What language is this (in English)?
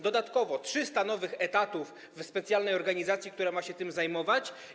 Polish